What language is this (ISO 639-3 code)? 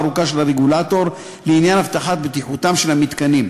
heb